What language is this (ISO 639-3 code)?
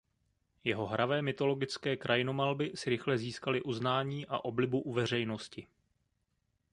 ces